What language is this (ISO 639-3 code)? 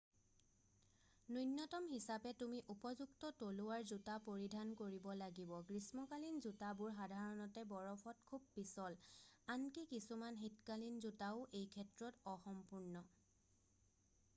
asm